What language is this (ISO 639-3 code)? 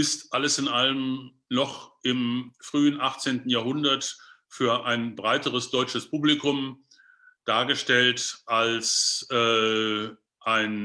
deu